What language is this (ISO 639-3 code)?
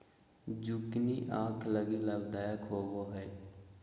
mag